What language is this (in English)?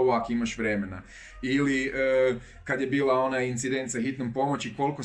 Croatian